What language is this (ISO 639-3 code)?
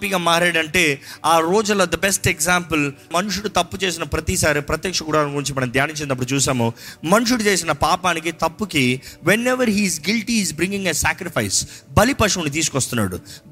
tel